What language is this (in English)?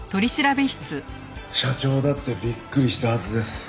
Japanese